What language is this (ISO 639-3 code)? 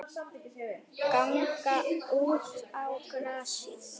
isl